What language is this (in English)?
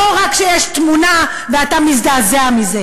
Hebrew